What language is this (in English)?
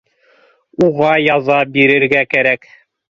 Bashkir